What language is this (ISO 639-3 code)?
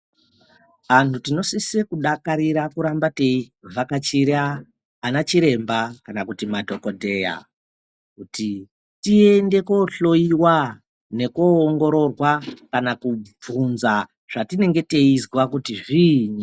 ndc